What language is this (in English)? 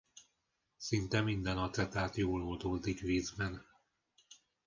Hungarian